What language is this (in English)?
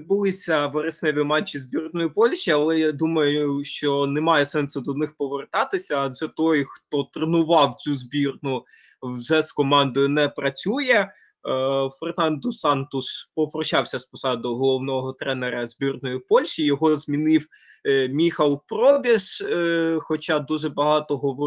Ukrainian